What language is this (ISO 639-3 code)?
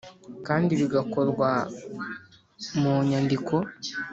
kin